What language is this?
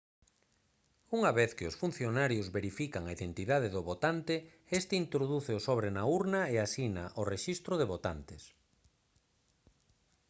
Galician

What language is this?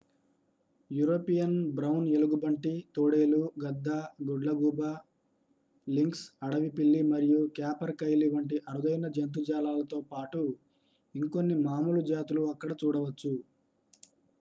Telugu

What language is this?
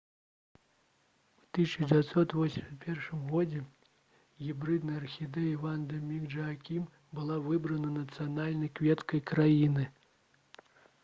Belarusian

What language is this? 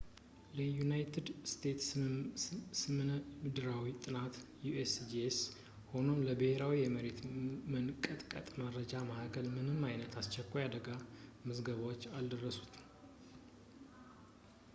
Amharic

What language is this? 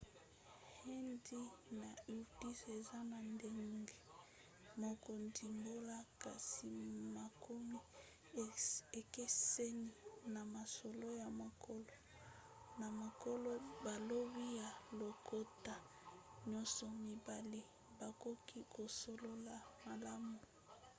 Lingala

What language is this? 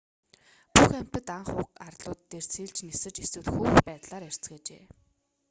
Mongolian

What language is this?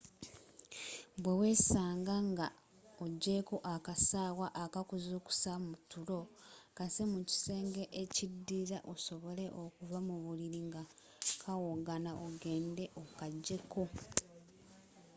Ganda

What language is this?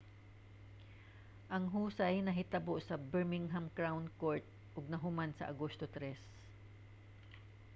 Cebuano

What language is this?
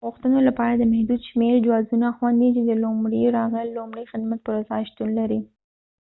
Pashto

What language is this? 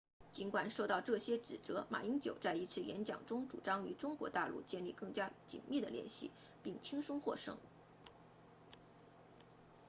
Chinese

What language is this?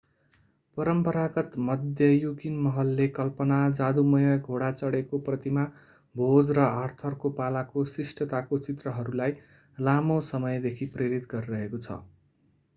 Nepali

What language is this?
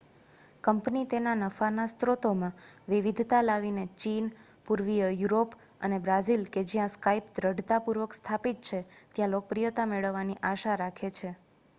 Gujarati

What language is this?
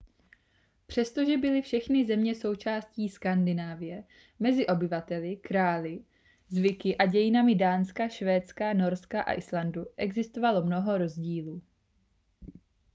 Czech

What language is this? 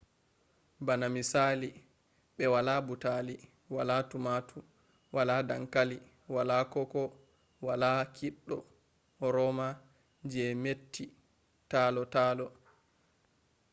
Fula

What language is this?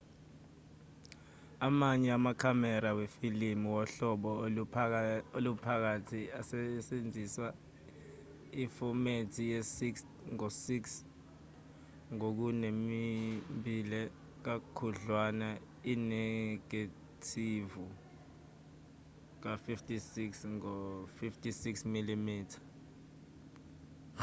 Zulu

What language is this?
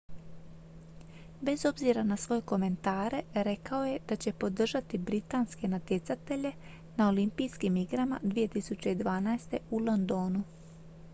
Croatian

